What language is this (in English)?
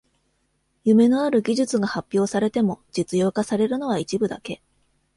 Japanese